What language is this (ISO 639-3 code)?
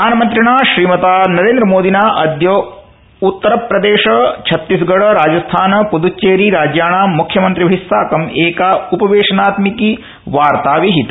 san